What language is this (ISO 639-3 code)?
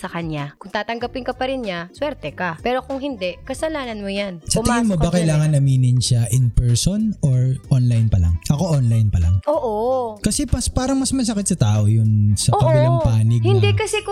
fil